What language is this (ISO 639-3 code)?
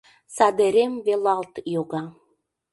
chm